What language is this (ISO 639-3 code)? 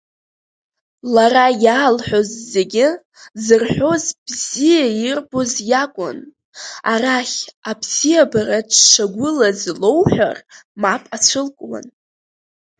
abk